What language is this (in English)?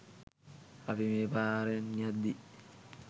Sinhala